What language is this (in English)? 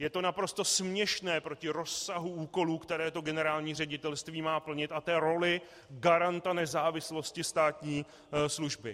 Czech